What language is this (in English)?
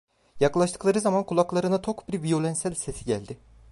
Turkish